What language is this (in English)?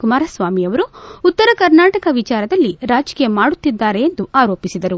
Kannada